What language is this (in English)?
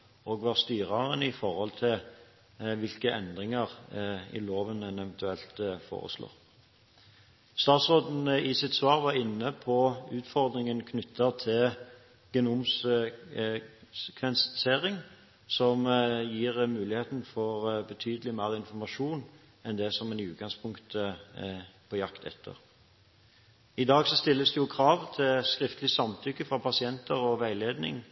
Norwegian Bokmål